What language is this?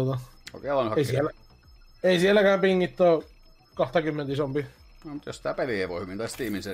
Finnish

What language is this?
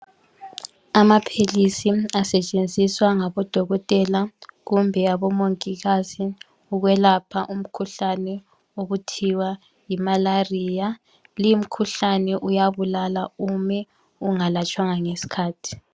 North Ndebele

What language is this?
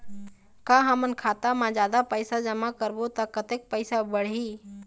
Chhattisgarhi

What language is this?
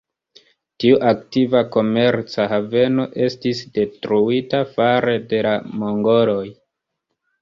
Esperanto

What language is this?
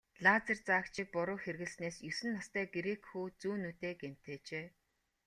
Mongolian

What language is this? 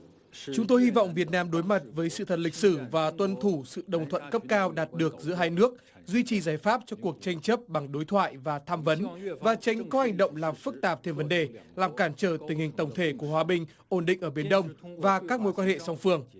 Vietnamese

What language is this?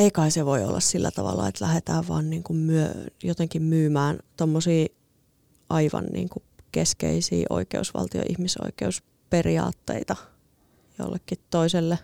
Finnish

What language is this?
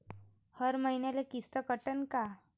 Marathi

